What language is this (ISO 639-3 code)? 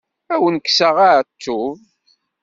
kab